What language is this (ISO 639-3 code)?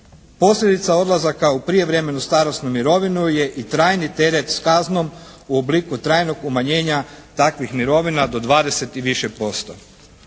hrv